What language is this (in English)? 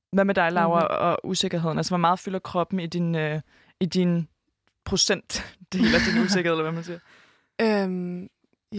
Danish